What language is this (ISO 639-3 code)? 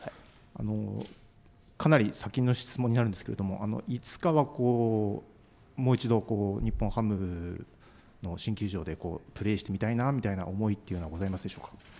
jpn